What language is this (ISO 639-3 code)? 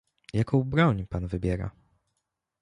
pol